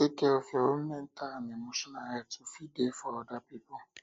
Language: Nigerian Pidgin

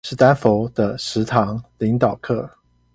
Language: Chinese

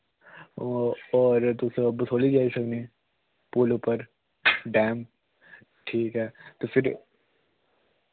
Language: Dogri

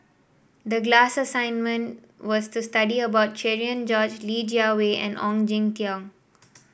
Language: English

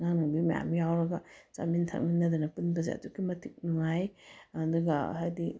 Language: Manipuri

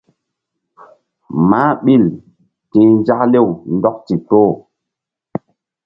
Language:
Mbum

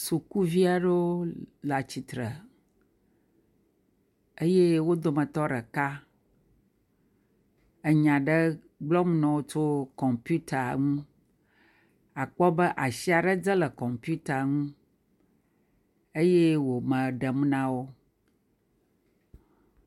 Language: Ewe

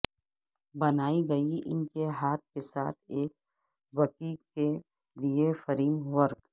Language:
Urdu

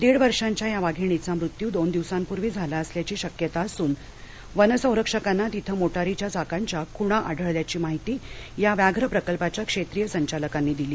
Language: Marathi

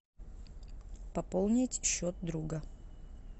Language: Russian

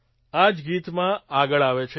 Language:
Gujarati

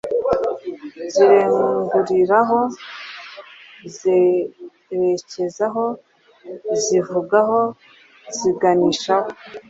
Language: Kinyarwanda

